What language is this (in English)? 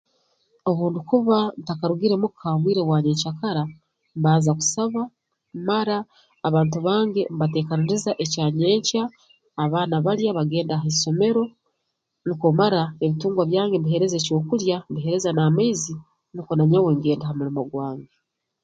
Tooro